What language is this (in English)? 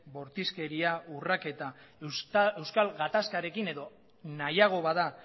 Basque